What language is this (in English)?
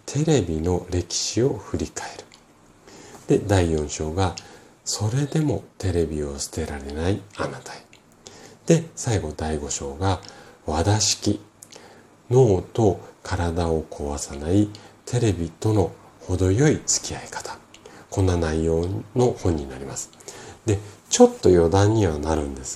Japanese